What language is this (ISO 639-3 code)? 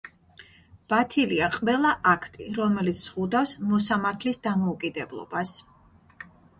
kat